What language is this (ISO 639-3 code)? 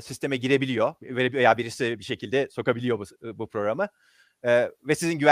tur